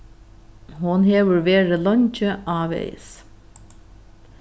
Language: Faroese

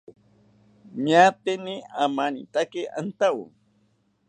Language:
South Ucayali Ashéninka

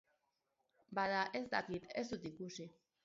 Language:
Basque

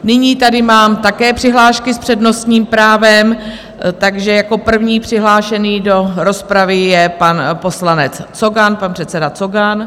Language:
Czech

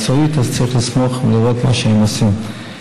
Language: Hebrew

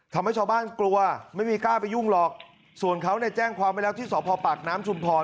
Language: Thai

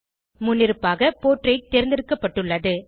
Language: Tamil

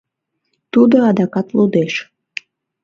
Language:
Mari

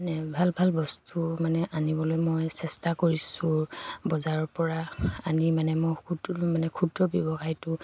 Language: Assamese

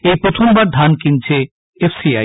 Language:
Bangla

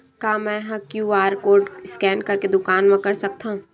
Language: Chhattisgarhi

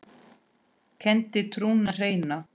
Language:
Icelandic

